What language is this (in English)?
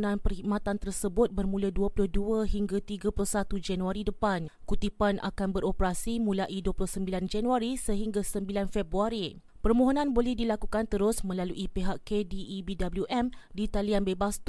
Malay